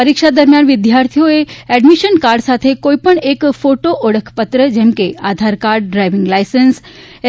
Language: Gujarati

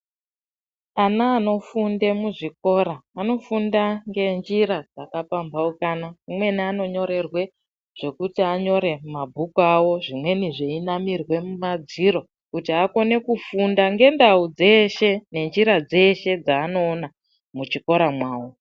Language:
Ndau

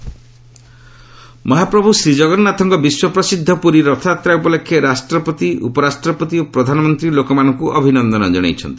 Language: Odia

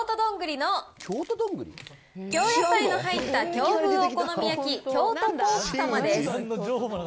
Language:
Japanese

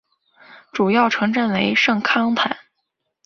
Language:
Chinese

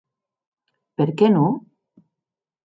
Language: Occitan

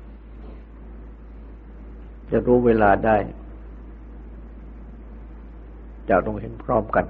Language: Thai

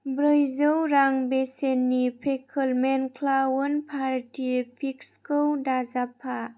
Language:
Bodo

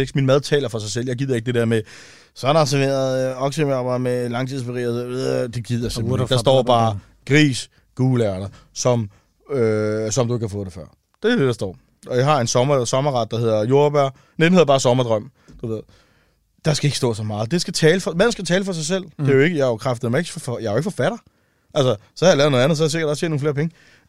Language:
Danish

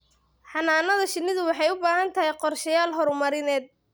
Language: Somali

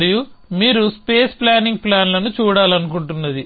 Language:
Telugu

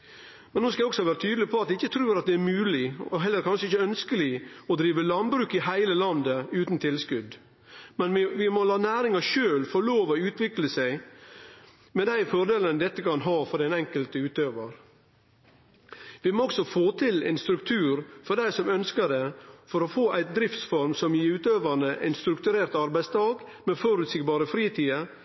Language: Norwegian Nynorsk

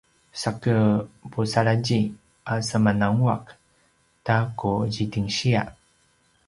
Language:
Paiwan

